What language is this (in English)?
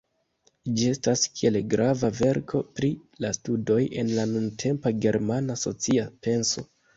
Esperanto